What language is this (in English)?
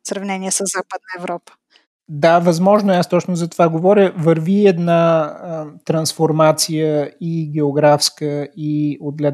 Bulgarian